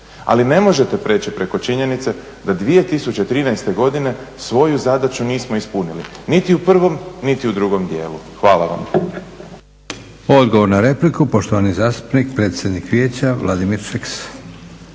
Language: Croatian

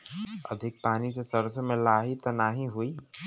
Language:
Bhojpuri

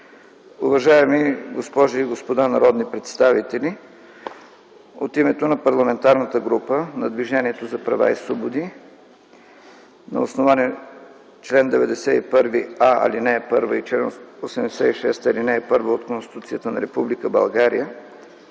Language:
Bulgarian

